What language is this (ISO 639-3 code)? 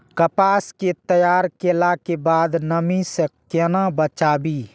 mai